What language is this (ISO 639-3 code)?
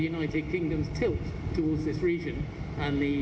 ind